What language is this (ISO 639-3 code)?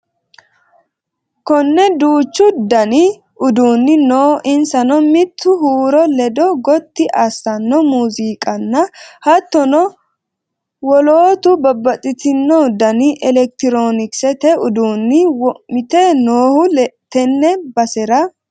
sid